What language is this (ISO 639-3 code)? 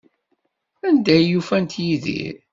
kab